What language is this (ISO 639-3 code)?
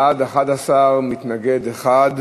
heb